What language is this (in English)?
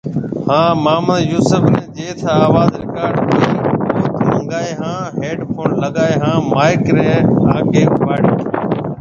Marwari (Pakistan)